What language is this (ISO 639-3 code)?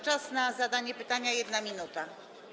pol